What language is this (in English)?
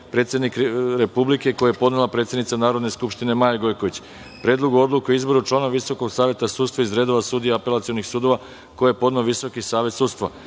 Serbian